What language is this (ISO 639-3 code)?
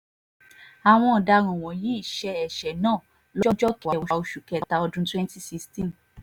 yor